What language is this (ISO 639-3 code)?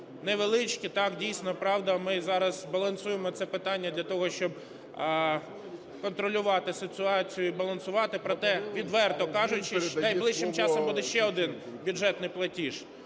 ukr